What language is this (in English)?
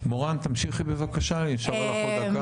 Hebrew